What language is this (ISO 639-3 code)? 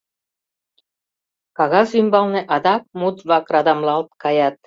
chm